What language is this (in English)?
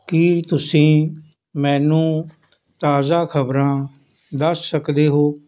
Punjabi